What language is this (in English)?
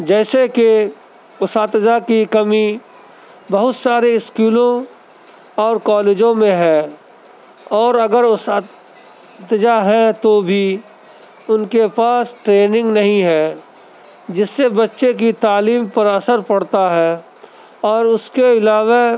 Urdu